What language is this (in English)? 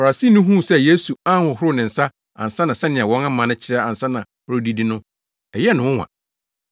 Akan